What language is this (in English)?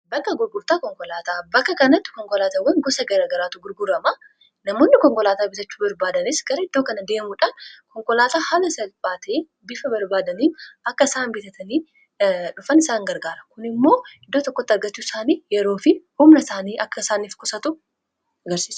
Oromo